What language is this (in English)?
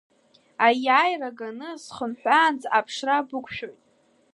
Abkhazian